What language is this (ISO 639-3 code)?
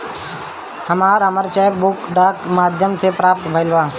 bho